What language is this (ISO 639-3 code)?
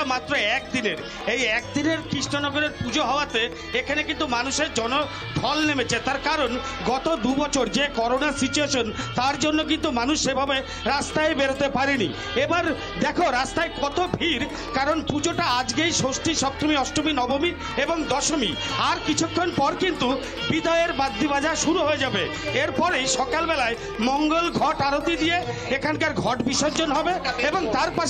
tur